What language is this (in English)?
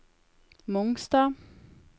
Norwegian